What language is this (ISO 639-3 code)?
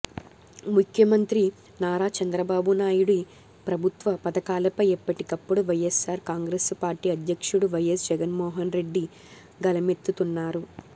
tel